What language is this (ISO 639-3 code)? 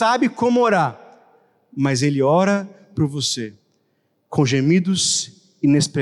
por